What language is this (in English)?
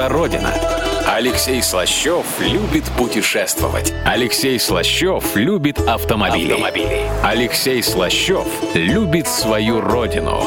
Russian